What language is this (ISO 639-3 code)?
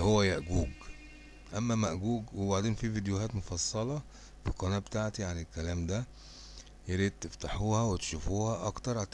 ara